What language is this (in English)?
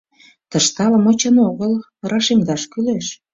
Mari